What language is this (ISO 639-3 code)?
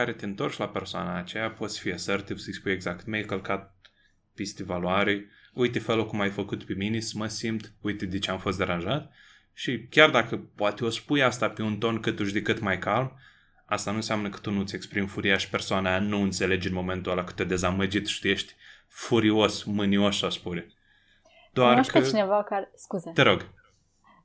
ron